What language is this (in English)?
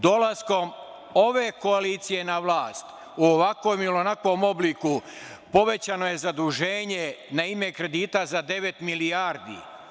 Serbian